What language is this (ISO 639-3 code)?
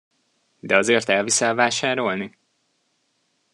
hun